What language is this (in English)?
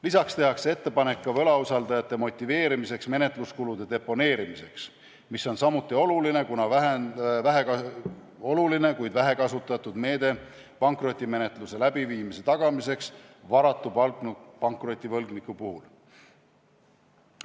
Estonian